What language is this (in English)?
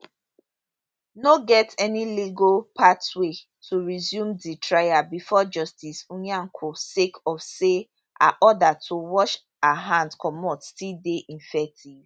Nigerian Pidgin